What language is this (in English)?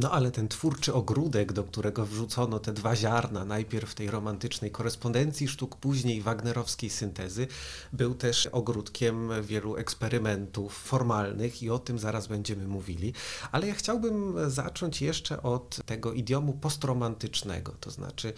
Polish